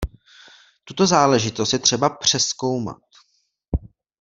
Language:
Czech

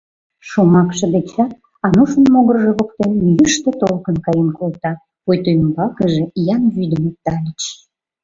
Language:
Mari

